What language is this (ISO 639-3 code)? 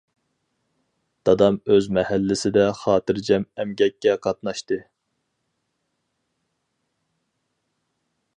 uig